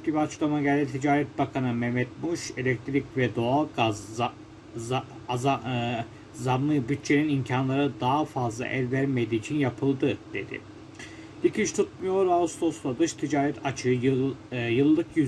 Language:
Turkish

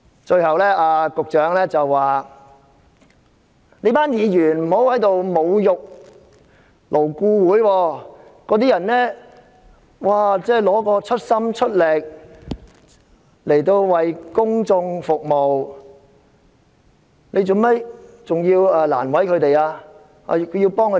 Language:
Cantonese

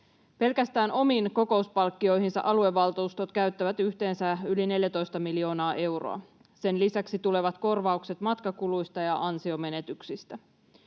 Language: Finnish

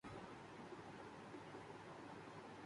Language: Urdu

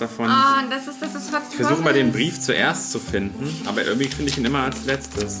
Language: German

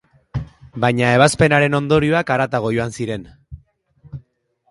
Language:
Basque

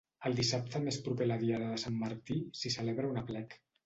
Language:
Catalan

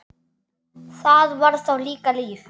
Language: Icelandic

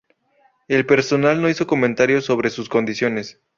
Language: Spanish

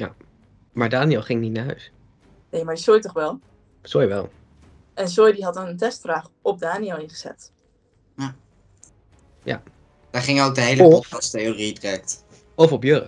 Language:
Dutch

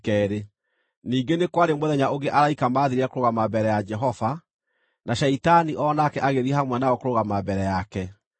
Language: Kikuyu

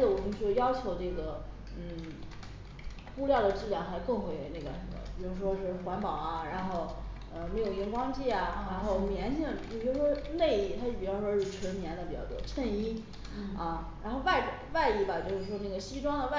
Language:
Chinese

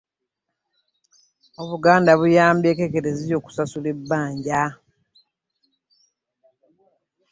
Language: Ganda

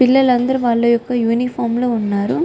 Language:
Telugu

